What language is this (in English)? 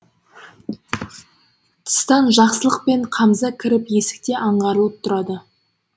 Kazakh